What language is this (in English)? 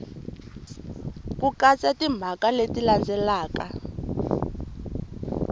Tsonga